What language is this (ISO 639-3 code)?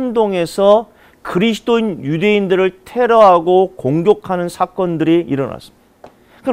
kor